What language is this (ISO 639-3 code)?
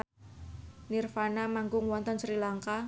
jav